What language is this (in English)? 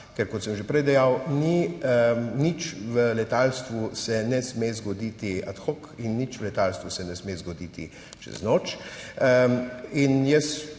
Slovenian